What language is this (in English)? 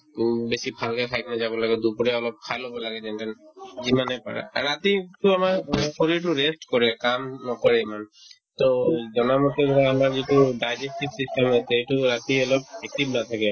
Assamese